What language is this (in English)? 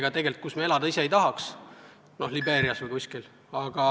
Estonian